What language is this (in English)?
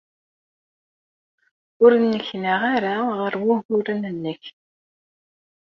Kabyle